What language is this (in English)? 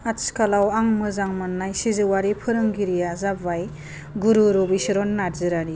Bodo